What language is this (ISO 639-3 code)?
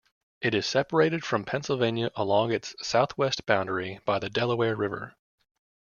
eng